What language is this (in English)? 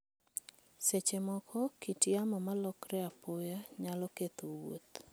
Luo (Kenya and Tanzania)